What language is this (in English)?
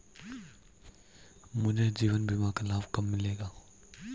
Hindi